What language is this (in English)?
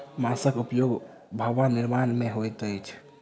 Maithili